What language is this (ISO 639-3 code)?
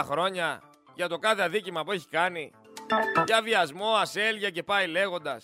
ell